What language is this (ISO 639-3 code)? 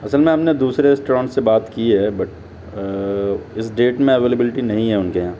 urd